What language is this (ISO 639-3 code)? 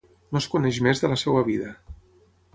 cat